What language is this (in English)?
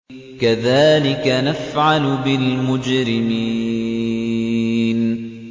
Arabic